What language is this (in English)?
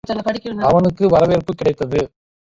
Tamil